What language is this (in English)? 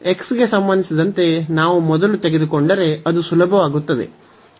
Kannada